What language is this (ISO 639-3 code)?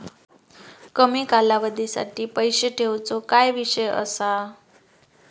mar